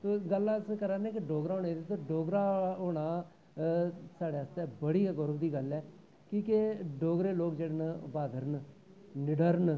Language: Dogri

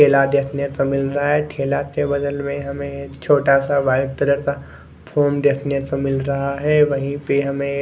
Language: Hindi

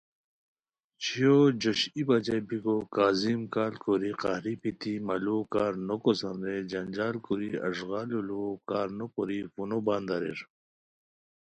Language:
Khowar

